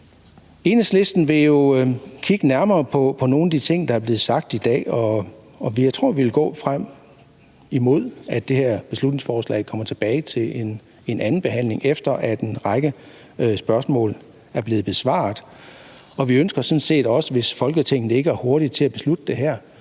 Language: Danish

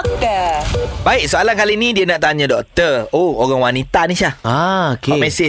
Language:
Malay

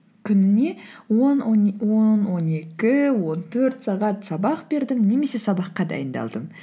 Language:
Kazakh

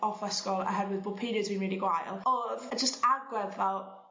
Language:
Welsh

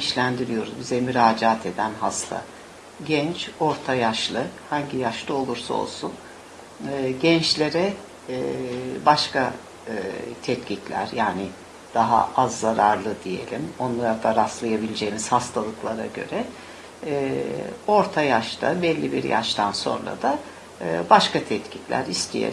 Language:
Turkish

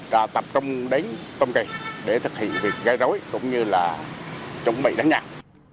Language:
Vietnamese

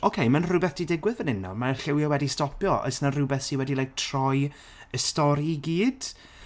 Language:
Welsh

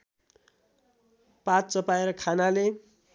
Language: Nepali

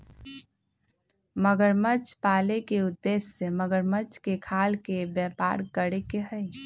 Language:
Magahi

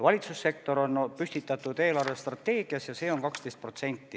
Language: Estonian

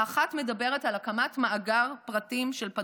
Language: Hebrew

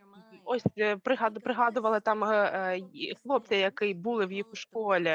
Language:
Ukrainian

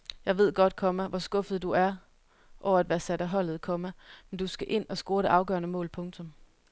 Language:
Danish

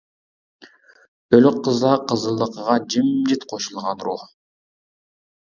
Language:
Uyghur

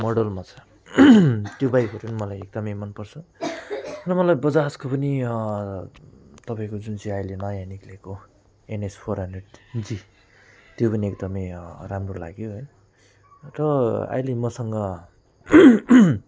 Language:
Nepali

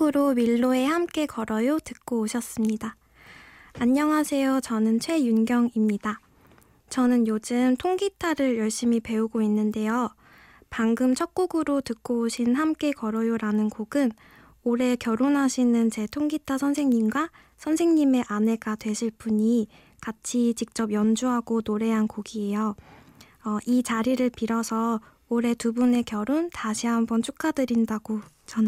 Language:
Korean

